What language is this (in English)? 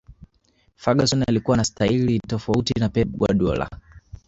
Swahili